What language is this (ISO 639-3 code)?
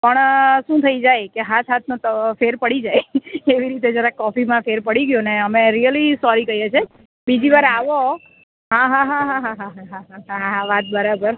guj